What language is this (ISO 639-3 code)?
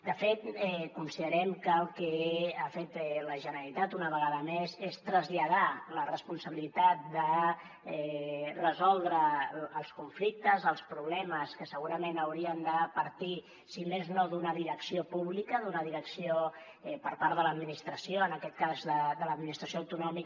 cat